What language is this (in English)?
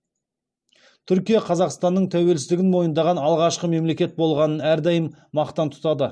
Kazakh